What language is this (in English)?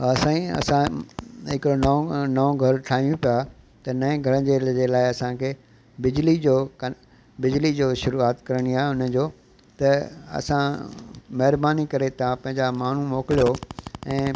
Sindhi